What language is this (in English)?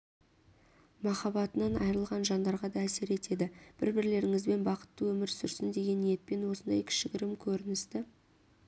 Kazakh